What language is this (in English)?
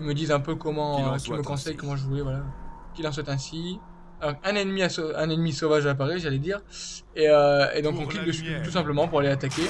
French